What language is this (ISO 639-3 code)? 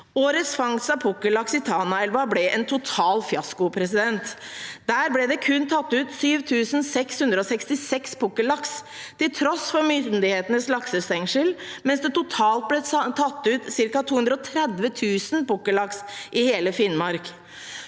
nor